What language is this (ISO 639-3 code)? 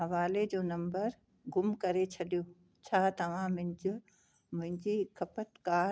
snd